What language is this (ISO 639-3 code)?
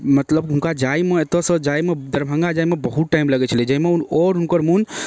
mai